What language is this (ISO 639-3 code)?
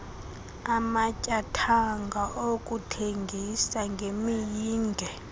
xho